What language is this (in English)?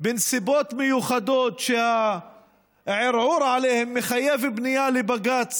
Hebrew